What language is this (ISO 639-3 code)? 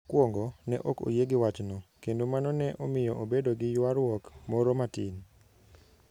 luo